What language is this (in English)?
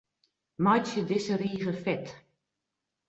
Western Frisian